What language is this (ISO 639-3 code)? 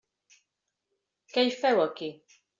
cat